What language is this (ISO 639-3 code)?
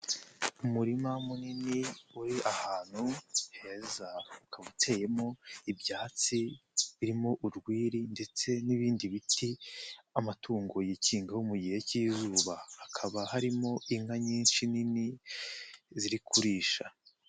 kin